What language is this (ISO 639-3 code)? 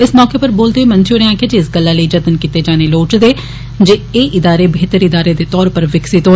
doi